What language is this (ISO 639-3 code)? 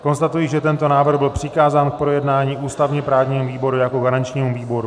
ces